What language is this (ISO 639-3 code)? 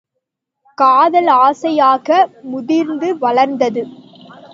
tam